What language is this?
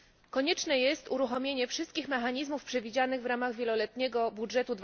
Polish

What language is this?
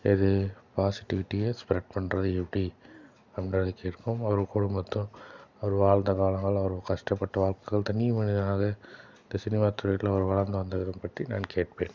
Tamil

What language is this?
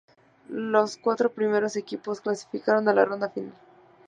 Spanish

